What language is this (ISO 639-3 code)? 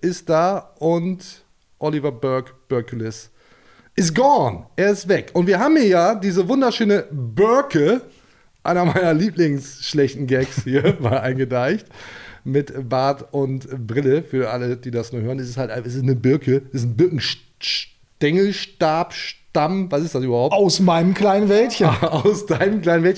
deu